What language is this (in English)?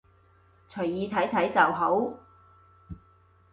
Cantonese